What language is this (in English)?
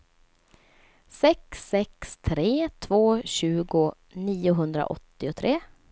Swedish